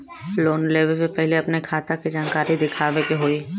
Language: Bhojpuri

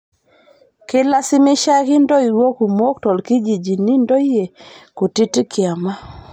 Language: Masai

